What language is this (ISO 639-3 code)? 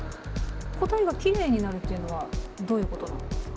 jpn